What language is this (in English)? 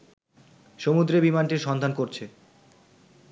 Bangla